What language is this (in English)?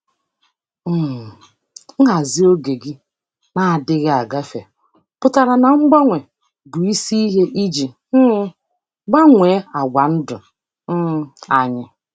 Igbo